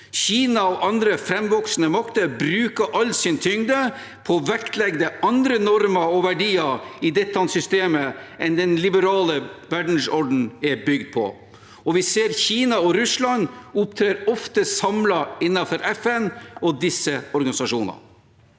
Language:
Norwegian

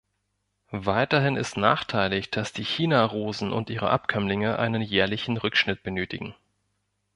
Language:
German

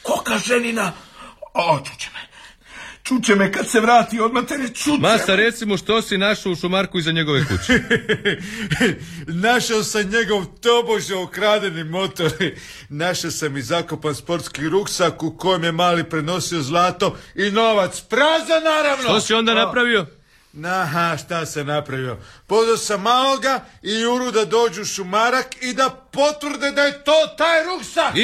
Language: Croatian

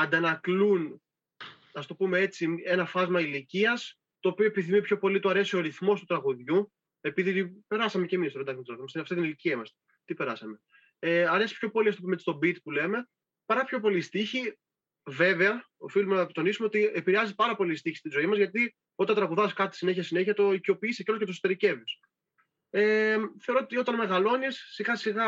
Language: Greek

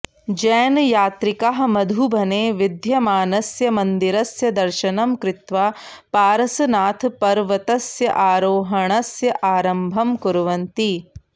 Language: Sanskrit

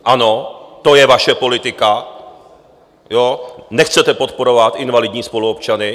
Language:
Czech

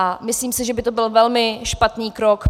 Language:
Czech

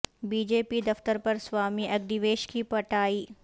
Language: Urdu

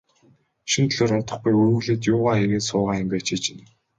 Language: Mongolian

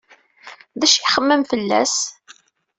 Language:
Kabyle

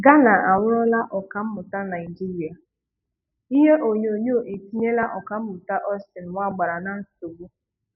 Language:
Igbo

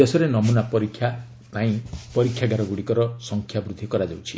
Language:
Odia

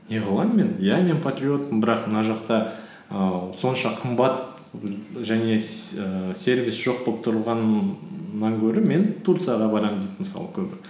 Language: Kazakh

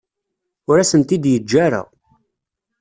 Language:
Kabyle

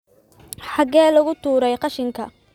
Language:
Somali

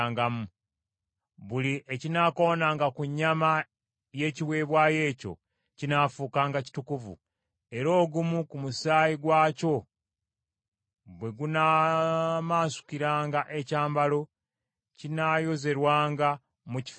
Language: Ganda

